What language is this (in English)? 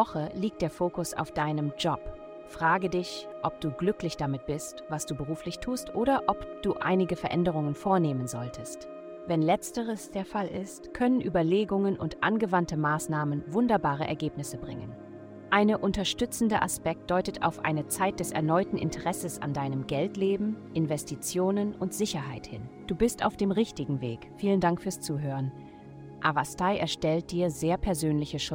German